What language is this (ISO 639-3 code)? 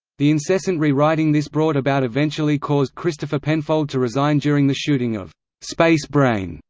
eng